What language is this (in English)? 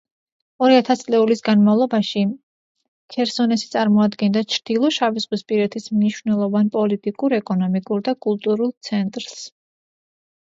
Georgian